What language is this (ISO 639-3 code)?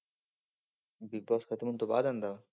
pan